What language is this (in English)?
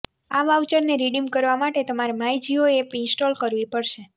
Gujarati